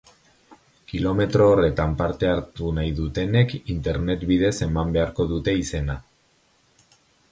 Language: Basque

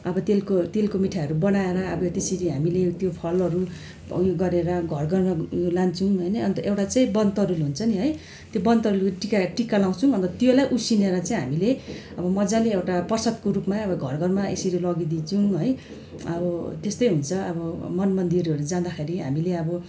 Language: Nepali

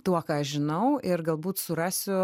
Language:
Lithuanian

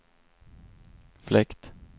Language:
Swedish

